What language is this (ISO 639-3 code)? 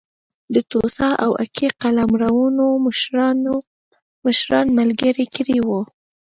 pus